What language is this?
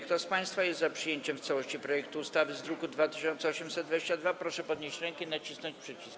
Polish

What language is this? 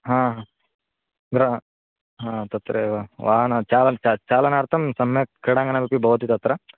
Sanskrit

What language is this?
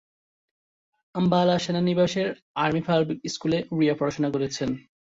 Bangla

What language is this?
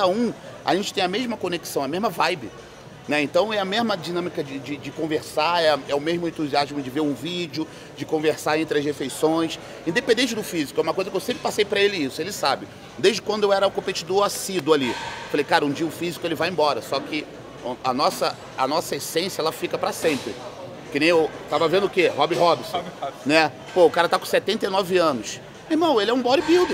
Portuguese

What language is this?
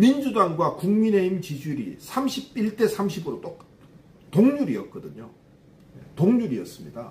Korean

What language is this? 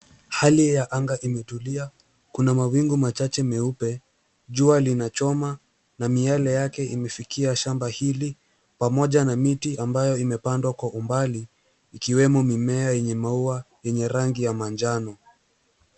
Swahili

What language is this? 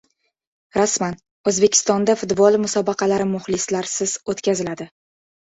Uzbek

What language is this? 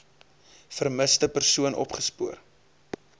Afrikaans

